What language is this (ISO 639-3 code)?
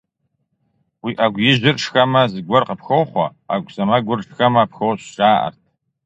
kbd